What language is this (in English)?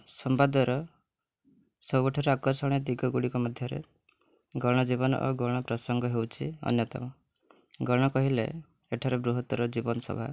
Odia